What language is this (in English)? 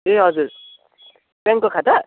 Nepali